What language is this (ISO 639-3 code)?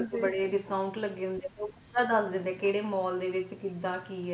pan